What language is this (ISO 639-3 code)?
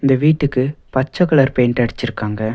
tam